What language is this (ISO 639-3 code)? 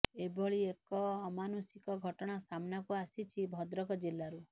ori